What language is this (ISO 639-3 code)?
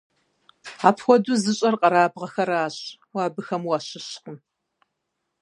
kbd